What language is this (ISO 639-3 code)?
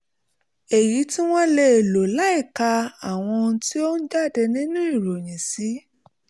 yor